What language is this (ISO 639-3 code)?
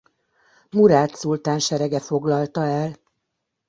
hun